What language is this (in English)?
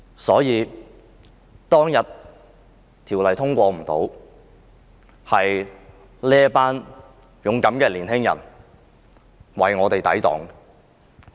Cantonese